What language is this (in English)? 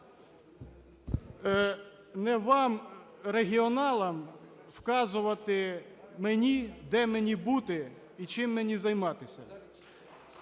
Ukrainian